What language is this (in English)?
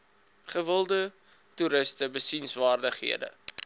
Afrikaans